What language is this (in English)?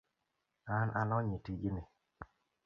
Luo (Kenya and Tanzania)